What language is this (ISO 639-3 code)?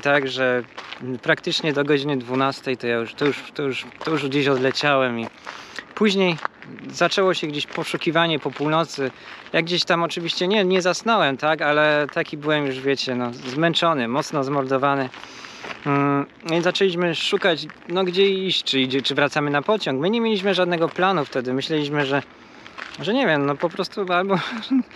pol